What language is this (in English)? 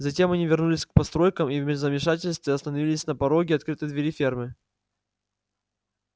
Russian